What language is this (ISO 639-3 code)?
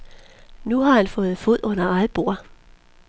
dan